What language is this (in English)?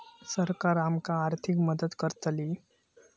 Marathi